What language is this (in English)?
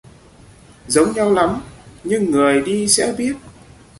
Vietnamese